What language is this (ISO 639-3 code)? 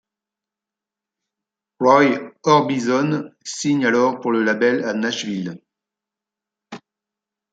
fra